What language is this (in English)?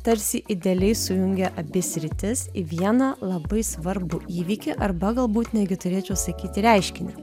Lithuanian